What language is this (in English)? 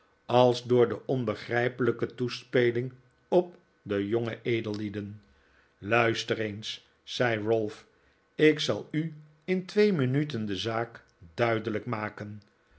Dutch